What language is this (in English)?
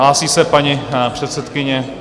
Czech